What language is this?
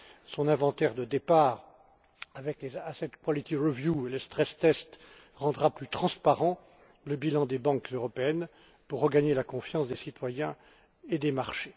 French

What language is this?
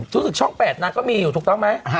Thai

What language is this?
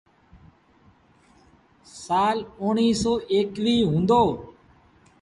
Sindhi Bhil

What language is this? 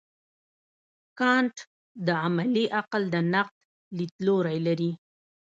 Pashto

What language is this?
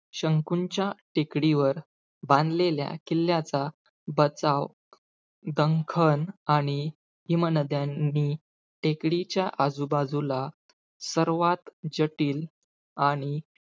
Marathi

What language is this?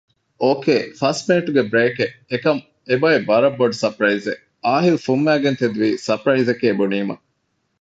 Divehi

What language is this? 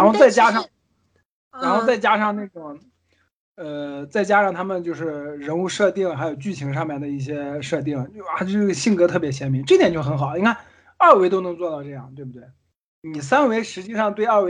Chinese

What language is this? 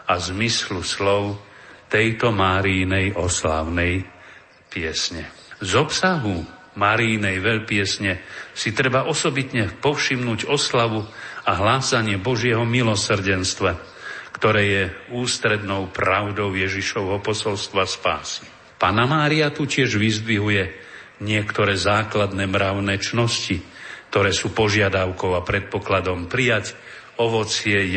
Slovak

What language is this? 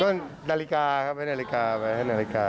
Thai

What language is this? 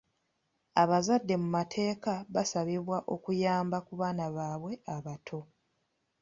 Ganda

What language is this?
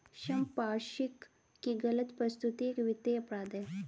Hindi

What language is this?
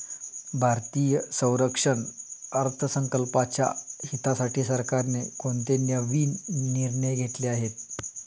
Marathi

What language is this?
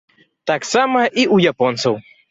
Belarusian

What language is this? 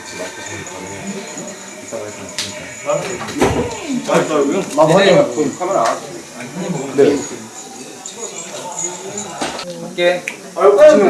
Korean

